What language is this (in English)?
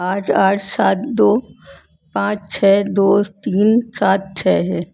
Urdu